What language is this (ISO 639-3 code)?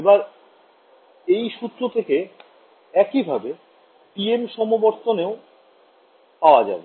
ben